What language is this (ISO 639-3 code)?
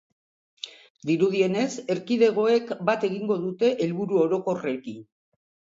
eus